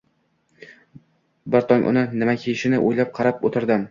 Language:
Uzbek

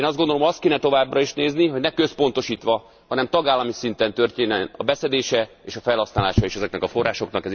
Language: Hungarian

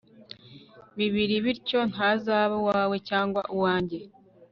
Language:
Kinyarwanda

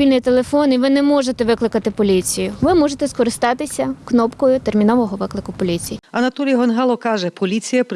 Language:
Ukrainian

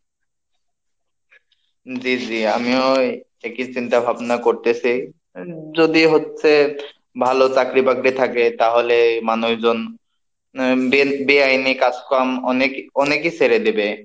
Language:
Bangla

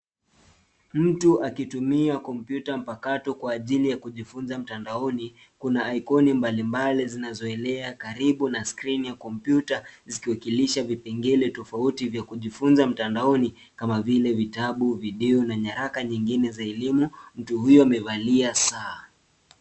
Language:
Swahili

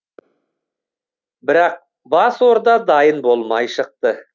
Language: Kazakh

